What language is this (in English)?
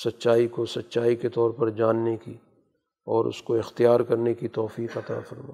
Urdu